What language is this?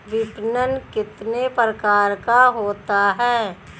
Hindi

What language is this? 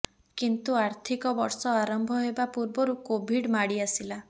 Odia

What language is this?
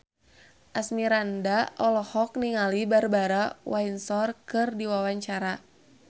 Sundanese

